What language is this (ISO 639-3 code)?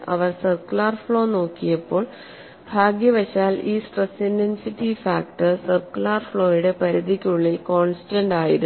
mal